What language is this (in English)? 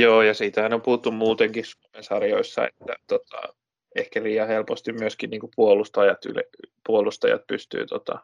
Finnish